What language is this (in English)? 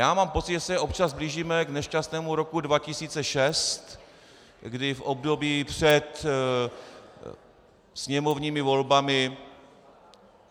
Czech